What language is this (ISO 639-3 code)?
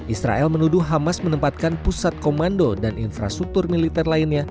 ind